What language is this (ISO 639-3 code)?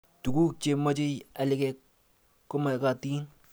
kln